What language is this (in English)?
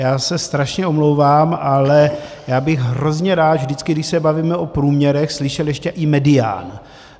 Czech